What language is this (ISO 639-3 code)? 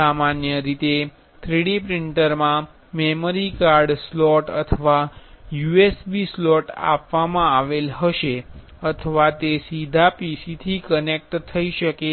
guj